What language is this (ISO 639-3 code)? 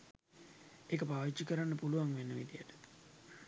sin